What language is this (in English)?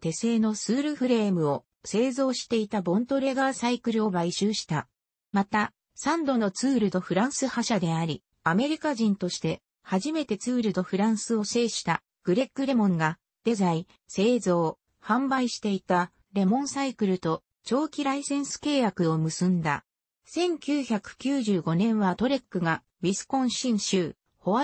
Japanese